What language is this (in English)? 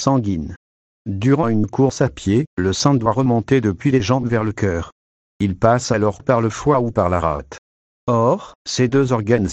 French